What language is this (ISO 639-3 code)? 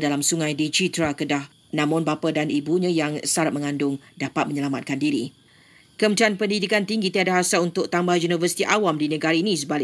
msa